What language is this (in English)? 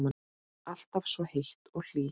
Icelandic